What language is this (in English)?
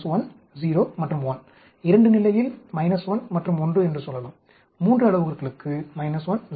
Tamil